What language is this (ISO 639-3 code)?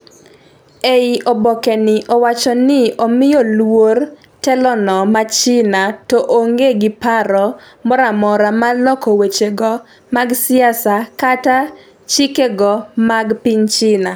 luo